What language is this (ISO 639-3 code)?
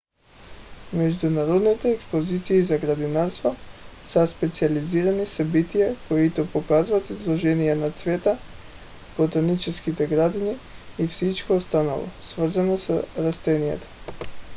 bul